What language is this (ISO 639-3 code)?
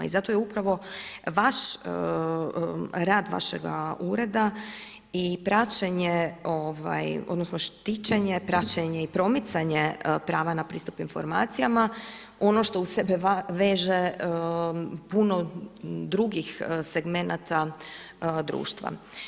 hrv